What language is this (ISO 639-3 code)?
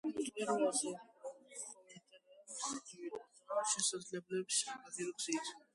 kat